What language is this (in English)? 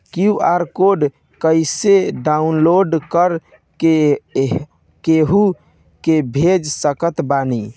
Bhojpuri